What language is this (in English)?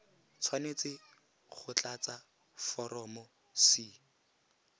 Tswana